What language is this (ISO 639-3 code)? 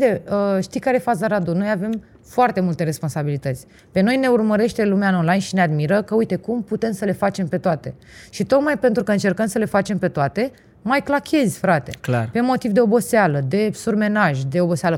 ron